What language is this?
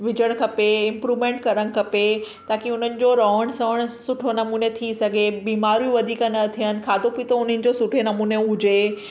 Sindhi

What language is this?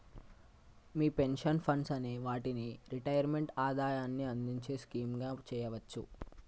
Telugu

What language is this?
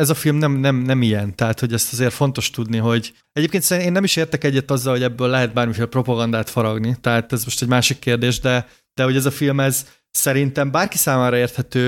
Hungarian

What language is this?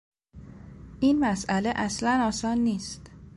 Persian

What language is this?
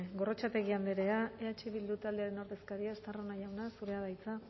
Basque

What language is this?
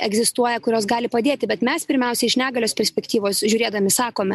Lithuanian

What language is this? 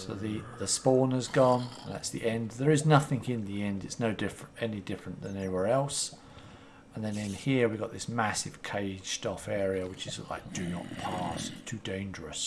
English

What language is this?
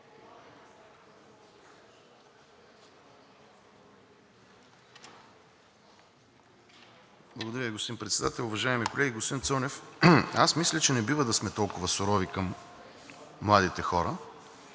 Bulgarian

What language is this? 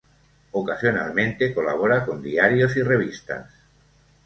Spanish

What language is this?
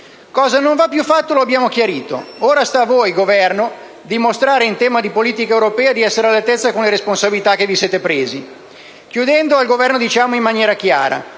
Italian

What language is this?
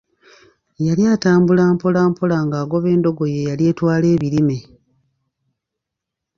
Ganda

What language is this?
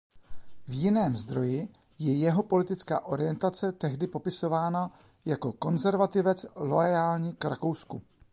Czech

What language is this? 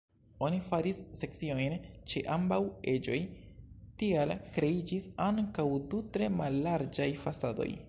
Esperanto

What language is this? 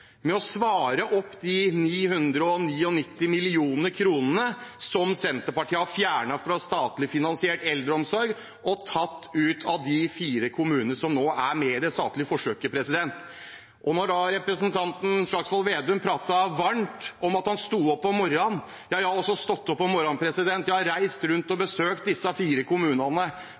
Norwegian Bokmål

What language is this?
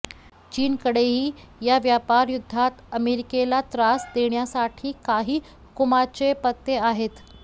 Marathi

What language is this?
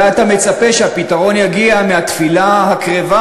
Hebrew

